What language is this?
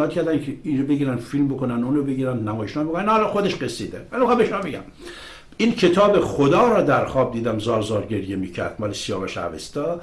Persian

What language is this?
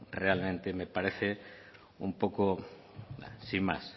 Spanish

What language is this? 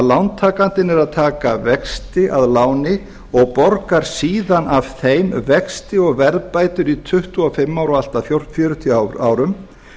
Icelandic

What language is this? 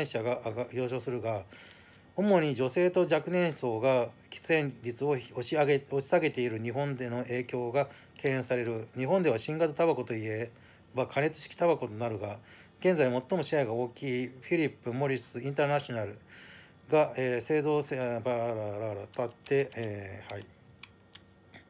Japanese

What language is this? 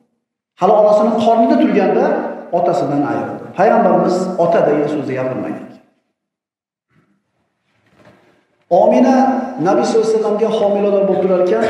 Turkish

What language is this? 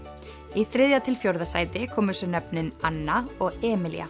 Icelandic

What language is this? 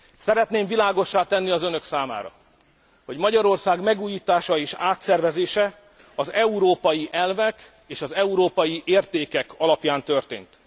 Hungarian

